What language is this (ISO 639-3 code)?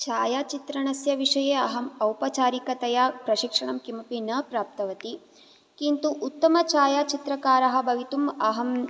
san